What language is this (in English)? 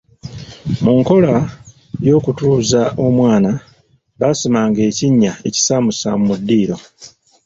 Ganda